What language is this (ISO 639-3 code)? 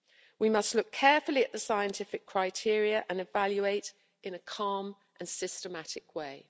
eng